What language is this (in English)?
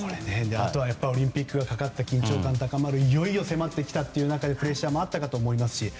Japanese